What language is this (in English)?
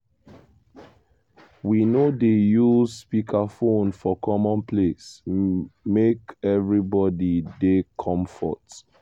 Nigerian Pidgin